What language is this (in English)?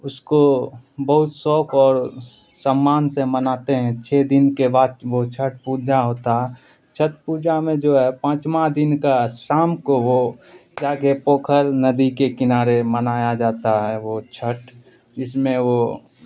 Urdu